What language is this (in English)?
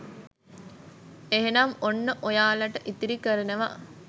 Sinhala